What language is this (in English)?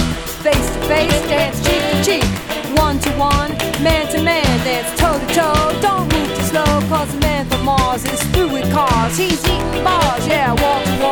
Swedish